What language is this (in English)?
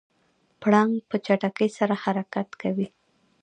Pashto